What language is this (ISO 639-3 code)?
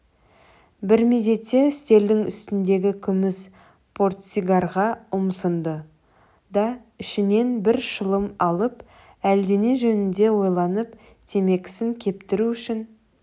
kaz